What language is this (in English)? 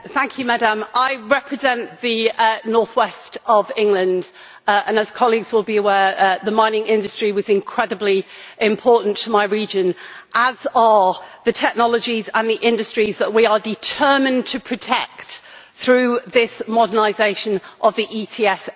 English